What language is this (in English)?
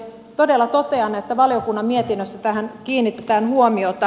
Finnish